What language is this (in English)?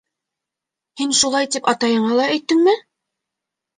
Bashkir